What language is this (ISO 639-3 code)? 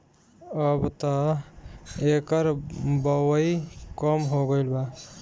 bho